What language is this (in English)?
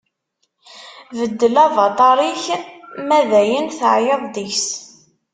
Kabyle